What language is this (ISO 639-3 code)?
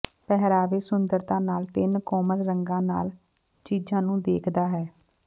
pan